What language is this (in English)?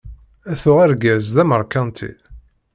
Kabyle